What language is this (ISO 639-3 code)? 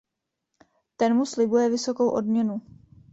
ces